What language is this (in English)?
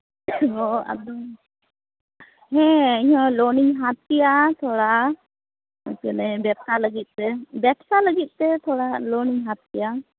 Santali